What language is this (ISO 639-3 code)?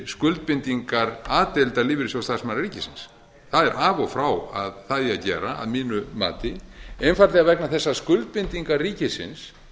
isl